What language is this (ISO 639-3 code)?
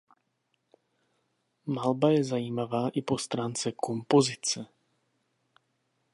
ces